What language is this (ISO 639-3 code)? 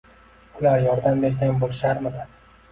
uzb